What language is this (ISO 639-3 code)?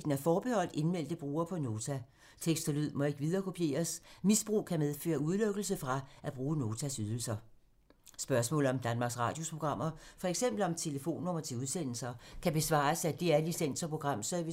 dan